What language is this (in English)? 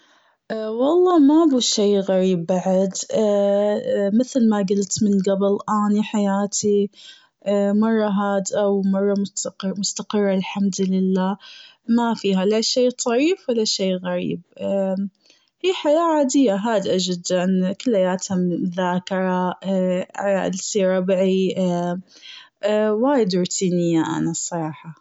Gulf Arabic